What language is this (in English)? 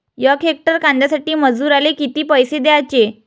Marathi